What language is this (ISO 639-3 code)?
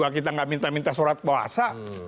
ind